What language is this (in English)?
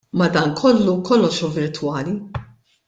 Maltese